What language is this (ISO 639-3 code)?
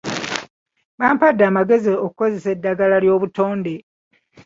lug